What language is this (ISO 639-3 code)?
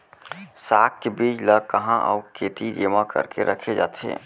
hne